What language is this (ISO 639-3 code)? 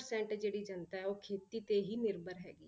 pan